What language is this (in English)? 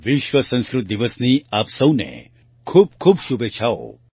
Gujarati